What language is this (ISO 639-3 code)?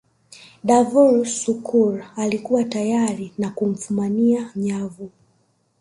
swa